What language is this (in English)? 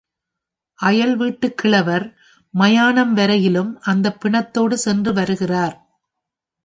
Tamil